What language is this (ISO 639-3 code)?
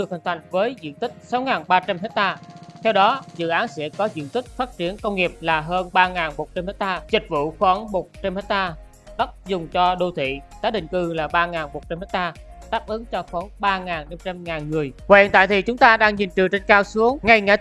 vie